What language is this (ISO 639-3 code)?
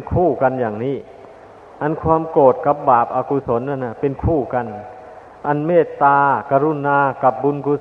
tha